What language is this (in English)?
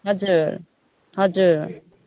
Nepali